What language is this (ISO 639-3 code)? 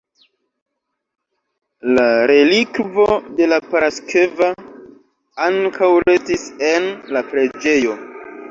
epo